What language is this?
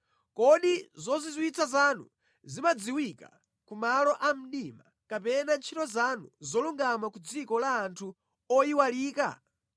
Nyanja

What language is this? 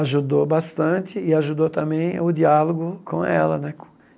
Portuguese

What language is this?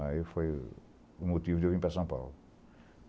Portuguese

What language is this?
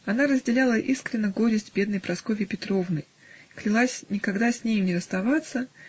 Russian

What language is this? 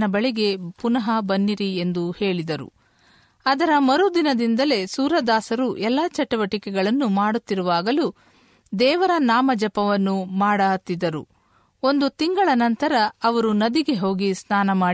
Kannada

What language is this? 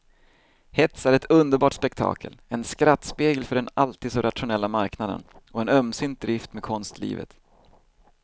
Swedish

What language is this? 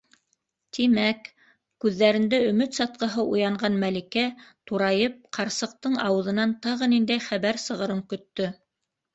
Bashkir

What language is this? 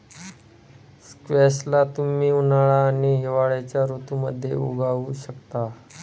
Marathi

